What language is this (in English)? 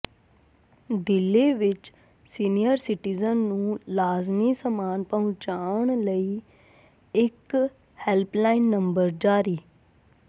Punjabi